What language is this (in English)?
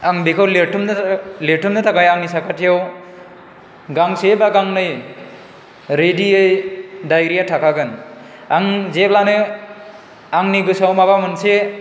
Bodo